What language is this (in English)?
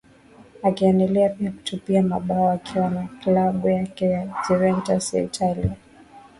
Swahili